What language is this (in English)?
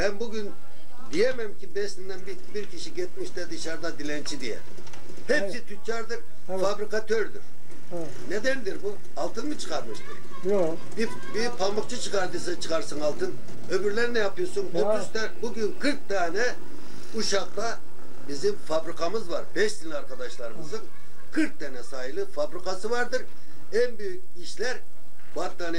Turkish